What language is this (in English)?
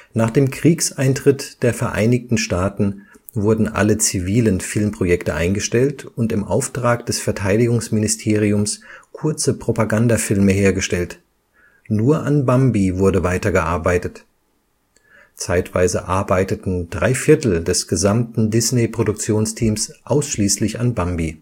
German